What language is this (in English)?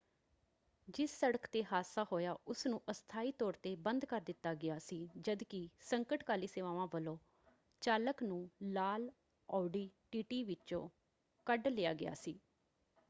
Punjabi